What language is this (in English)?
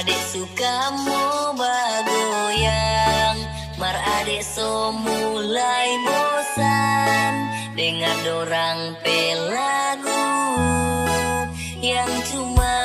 Thai